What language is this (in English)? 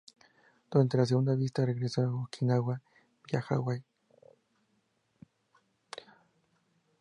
Spanish